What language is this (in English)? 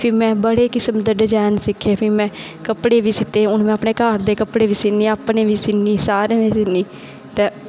Dogri